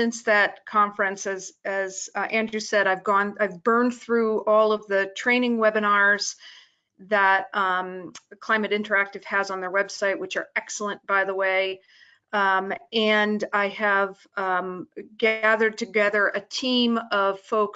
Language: English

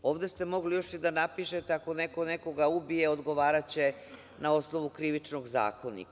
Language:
Serbian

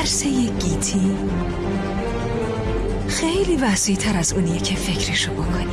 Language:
Persian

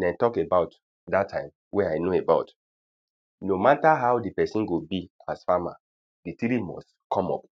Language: Nigerian Pidgin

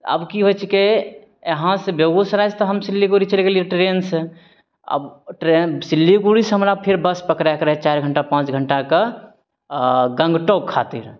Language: Maithili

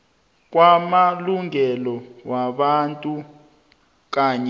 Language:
South Ndebele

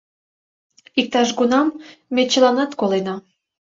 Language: Mari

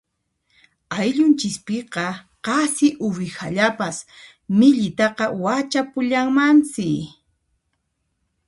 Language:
Puno Quechua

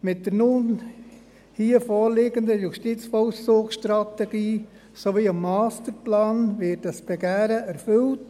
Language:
Swiss German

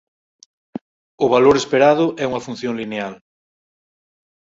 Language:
Galician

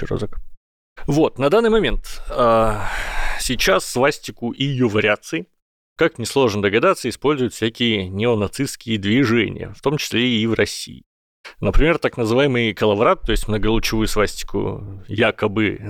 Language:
Russian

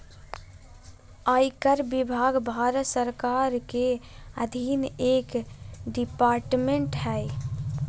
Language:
Magahi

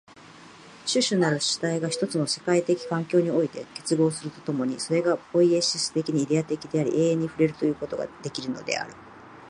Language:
Japanese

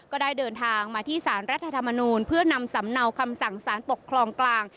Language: Thai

